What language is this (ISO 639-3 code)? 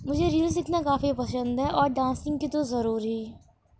urd